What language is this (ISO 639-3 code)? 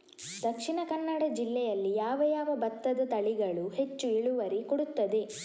kan